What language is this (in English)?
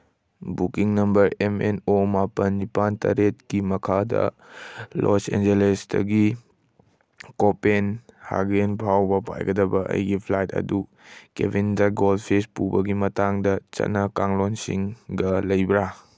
Manipuri